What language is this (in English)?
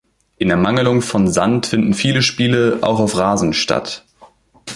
German